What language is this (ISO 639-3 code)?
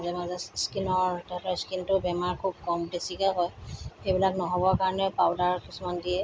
asm